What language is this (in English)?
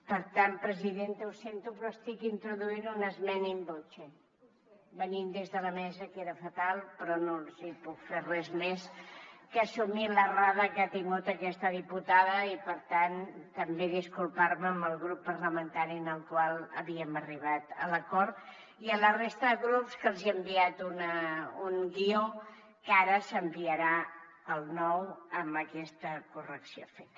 Catalan